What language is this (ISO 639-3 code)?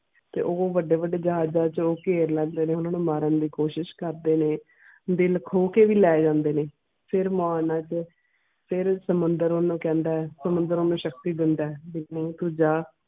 pan